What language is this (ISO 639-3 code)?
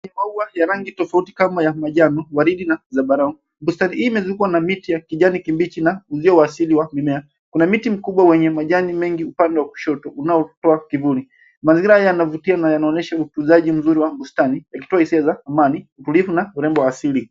swa